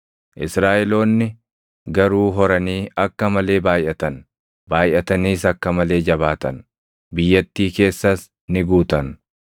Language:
Oromo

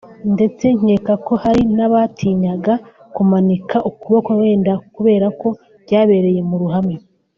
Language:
Kinyarwanda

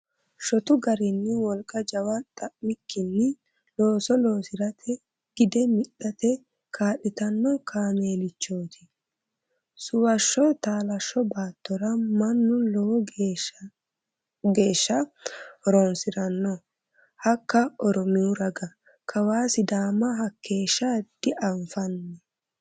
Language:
Sidamo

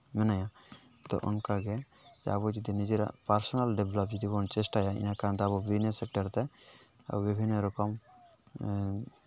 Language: Santali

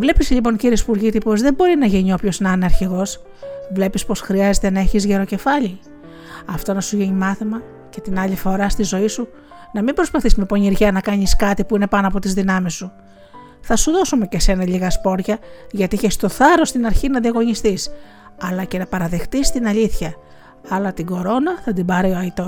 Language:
Greek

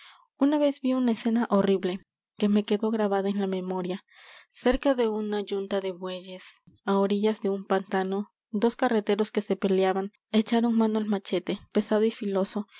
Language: Spanish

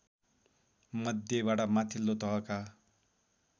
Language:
Nepali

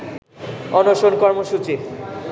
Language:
Bangla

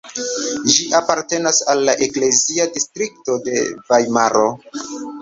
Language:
Esperanto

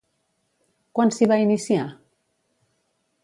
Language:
Catalan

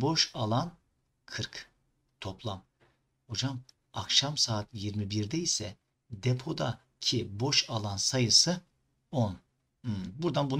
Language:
Turkish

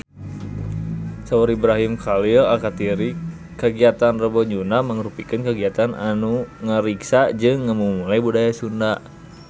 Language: Sundanese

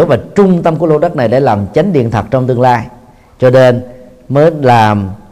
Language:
Vietnamese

